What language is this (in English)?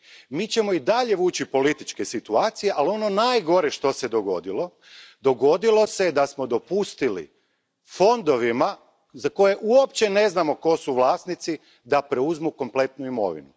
Croatian